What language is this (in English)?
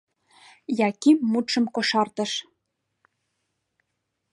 Mari